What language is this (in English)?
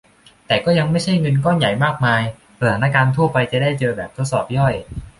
Thai